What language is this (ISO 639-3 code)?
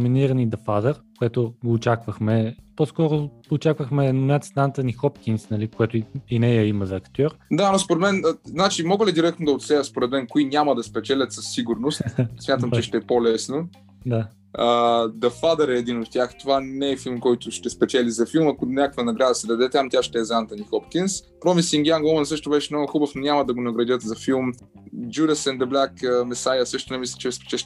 bul